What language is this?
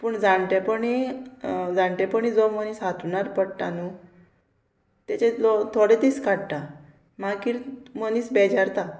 Konkani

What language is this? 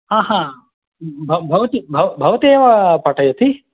Sanskrit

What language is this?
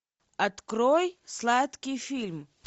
Russian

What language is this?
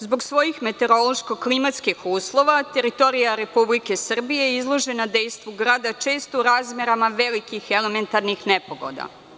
Serbian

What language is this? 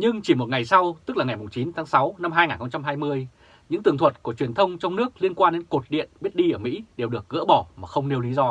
Vietnamese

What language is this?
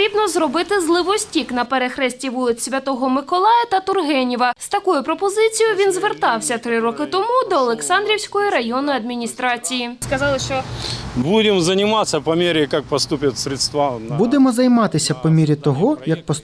Ukrainian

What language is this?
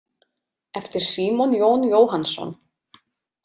Icelandic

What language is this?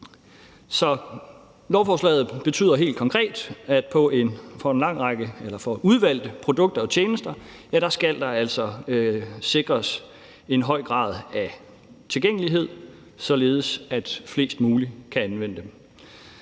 Danish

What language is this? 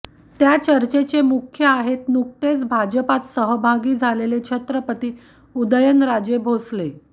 Marathi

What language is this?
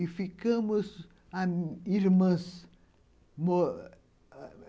Portuguese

